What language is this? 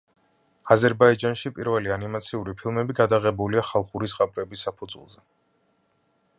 Georgian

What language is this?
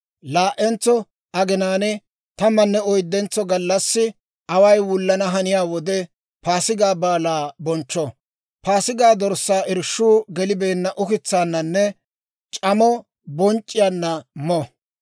Dawro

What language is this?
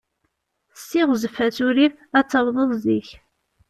Kabyle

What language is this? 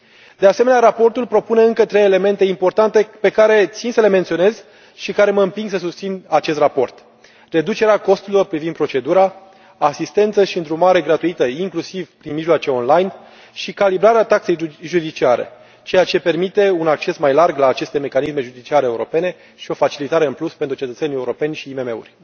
Romanian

